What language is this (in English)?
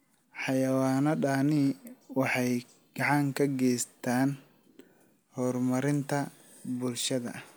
Somali